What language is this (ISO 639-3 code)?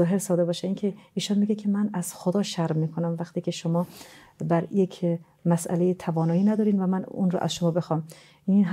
fas